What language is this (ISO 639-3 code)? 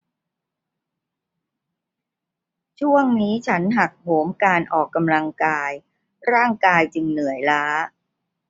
tha